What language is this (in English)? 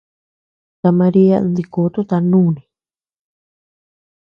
Tepeuxila Cuicatec